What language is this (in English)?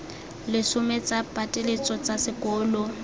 Tswana